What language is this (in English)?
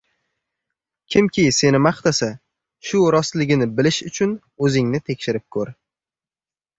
Uzbek